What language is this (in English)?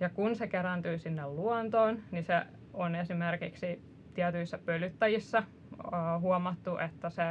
Finnish